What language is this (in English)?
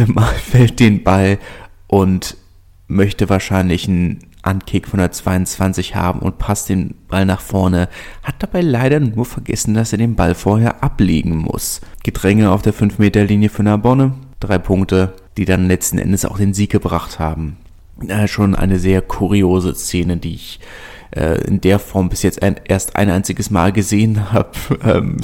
German